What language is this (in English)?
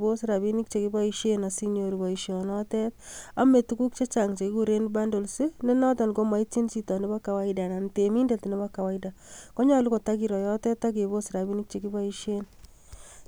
Kalenjin